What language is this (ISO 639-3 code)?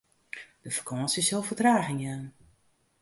fry